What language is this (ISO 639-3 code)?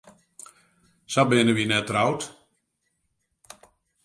fry